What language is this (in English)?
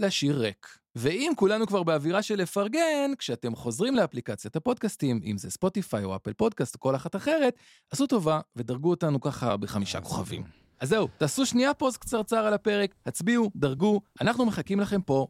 Hebrew